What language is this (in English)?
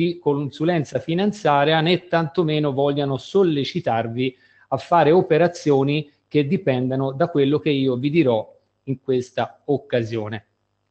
Italian